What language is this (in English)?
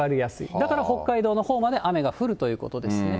Japanese